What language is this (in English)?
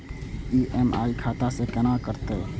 Maithili